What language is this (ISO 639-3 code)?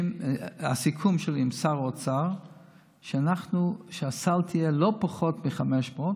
heb